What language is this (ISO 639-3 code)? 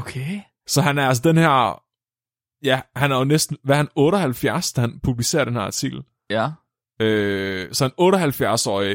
dan